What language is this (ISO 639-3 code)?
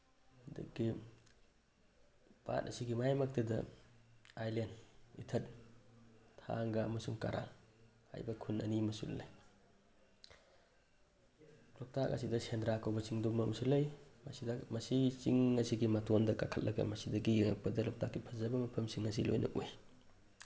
mni